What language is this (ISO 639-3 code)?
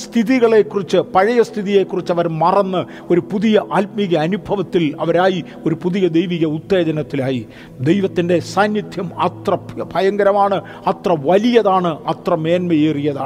mal